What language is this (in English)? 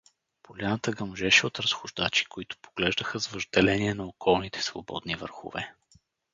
Bulgarian